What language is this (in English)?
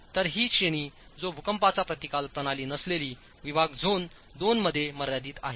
Marathi